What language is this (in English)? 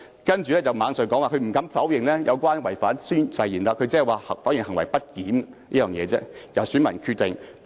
Cantonese